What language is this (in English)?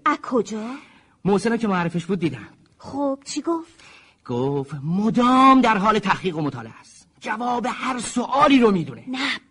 Persian